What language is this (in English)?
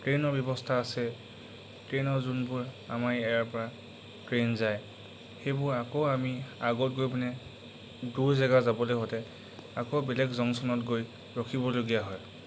Assamese